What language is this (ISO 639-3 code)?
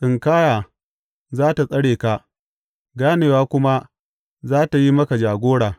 hau